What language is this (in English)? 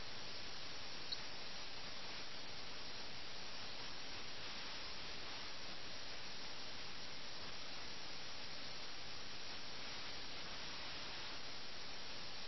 Malayalam